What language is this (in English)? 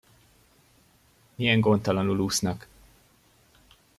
Hungarian